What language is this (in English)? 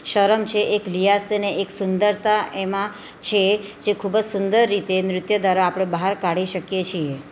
Gujarati